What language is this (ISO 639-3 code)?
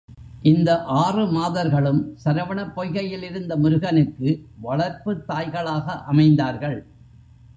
tam